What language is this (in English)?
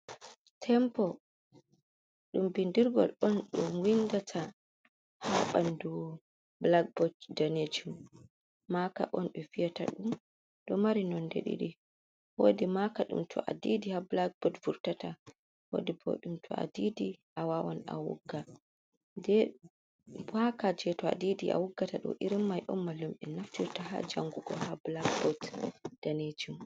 Fula